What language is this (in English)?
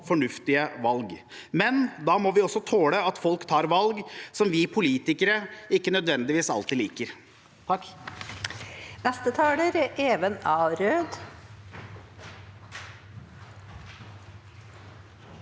Norwegian